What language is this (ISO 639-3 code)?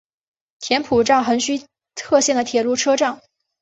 zho